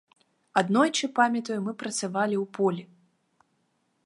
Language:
Belarusian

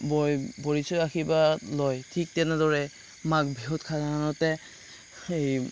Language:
Assamese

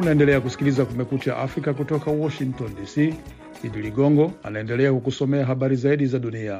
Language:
Swahili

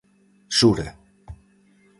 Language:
Galician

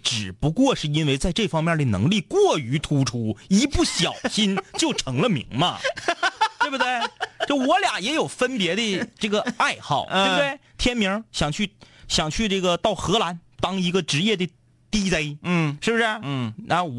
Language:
Chinese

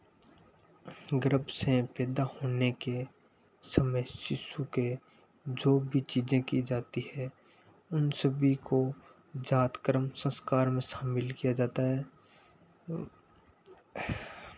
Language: Hindi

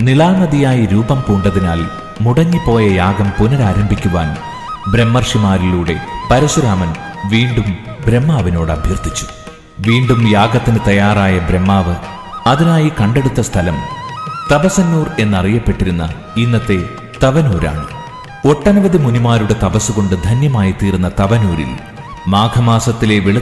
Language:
Malayalam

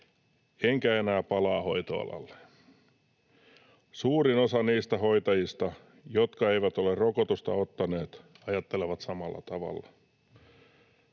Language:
Finnish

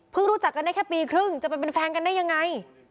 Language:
Thai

